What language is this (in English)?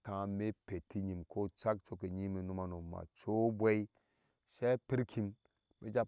Ashe